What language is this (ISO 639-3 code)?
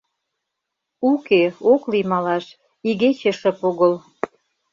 chm